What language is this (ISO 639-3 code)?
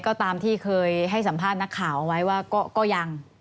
tha